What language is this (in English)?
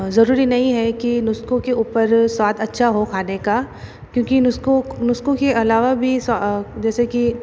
Hindi